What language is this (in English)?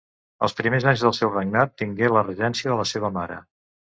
Catalan